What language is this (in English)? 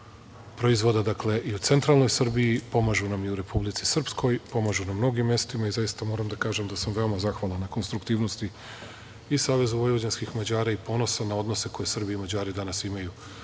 Serbian